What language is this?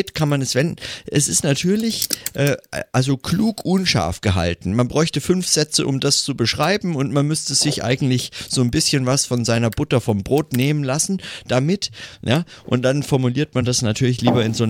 German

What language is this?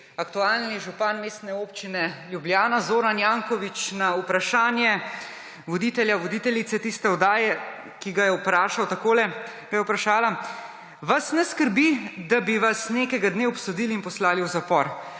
Slovenian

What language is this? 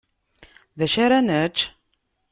Kabyle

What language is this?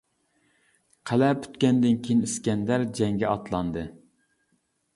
Uyghur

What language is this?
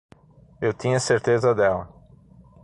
Portuguese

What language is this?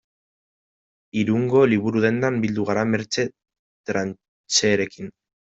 Basque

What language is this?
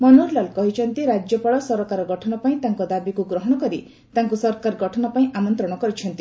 Odia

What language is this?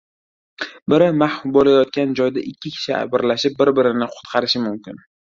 Uzbek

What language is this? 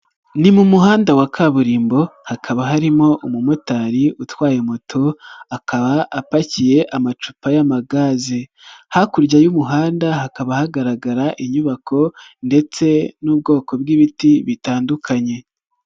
Kinyarwanda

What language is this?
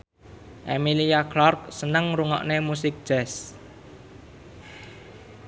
Javanese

